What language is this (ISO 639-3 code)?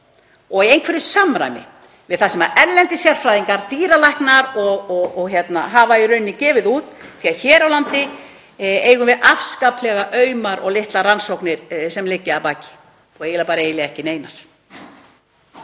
isl